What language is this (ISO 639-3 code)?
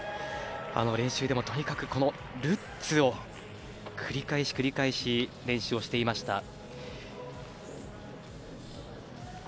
jpn